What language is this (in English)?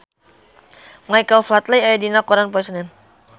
Sundanese